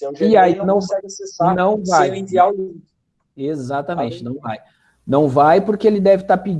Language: Portuguese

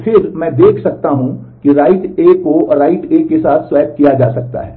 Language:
Hindi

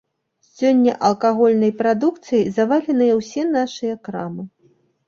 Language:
Belarusian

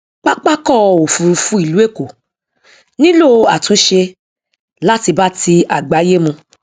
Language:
Yoruba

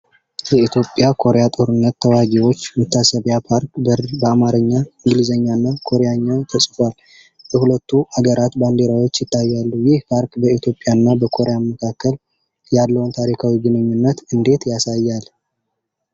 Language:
Amharic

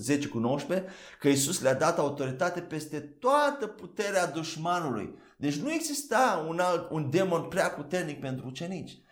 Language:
Romanian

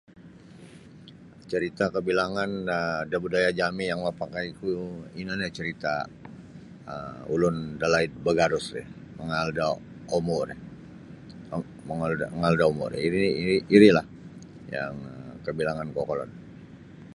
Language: Sabah Bisaya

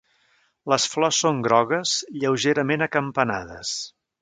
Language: Catalan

